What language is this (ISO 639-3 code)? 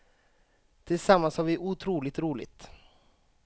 swe